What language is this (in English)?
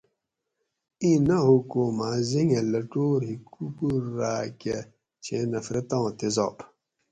Gawri